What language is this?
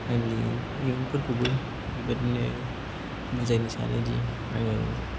Bodo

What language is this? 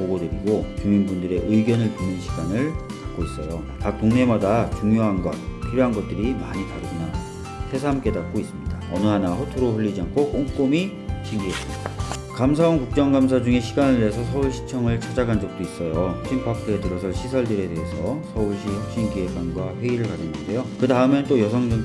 Korean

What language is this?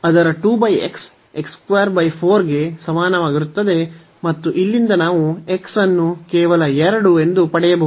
Kannada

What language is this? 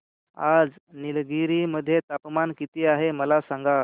Marathi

